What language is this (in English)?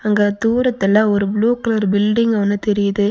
Tamil